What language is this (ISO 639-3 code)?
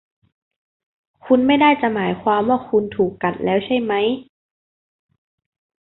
tha